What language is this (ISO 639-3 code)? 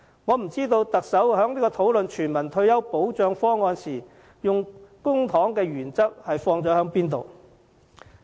yue